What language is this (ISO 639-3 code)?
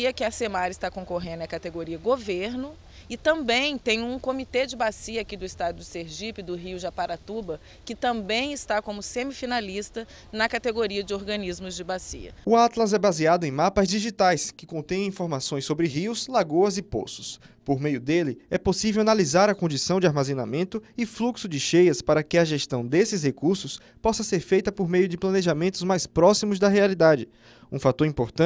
por